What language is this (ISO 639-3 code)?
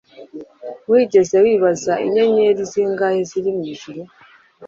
kin